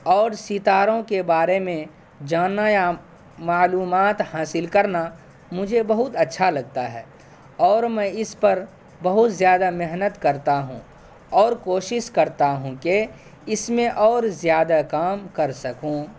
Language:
Urdu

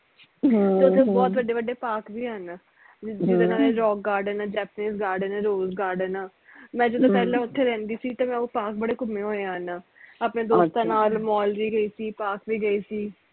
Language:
Punjabi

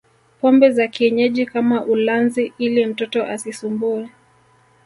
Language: Swahili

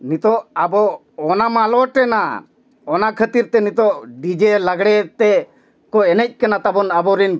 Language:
Santali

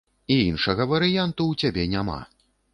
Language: Belarusian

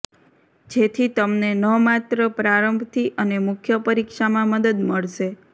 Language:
Gujarati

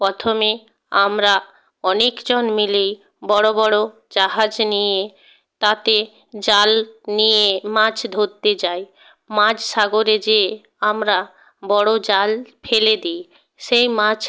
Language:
Bangla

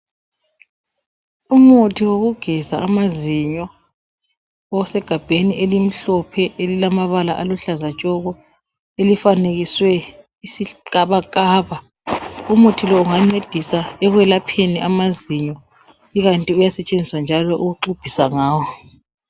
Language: North Ndebele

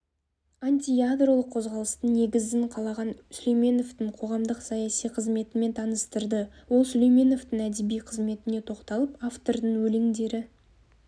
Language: Kazakh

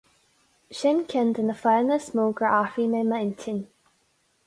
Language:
Irish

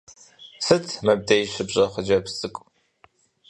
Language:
Kabardian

